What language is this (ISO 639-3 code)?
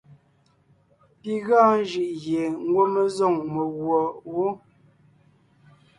nnh